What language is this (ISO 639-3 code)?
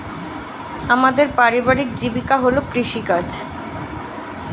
ben